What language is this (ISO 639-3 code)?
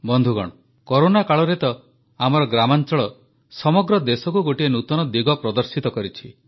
ori